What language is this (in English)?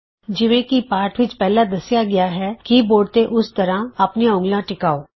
Punjabi